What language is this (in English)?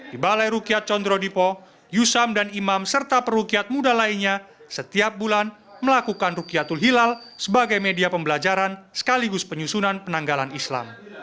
Indonesian